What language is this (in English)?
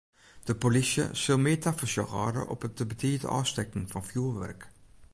Western Frisian